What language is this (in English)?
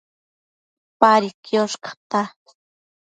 Matsés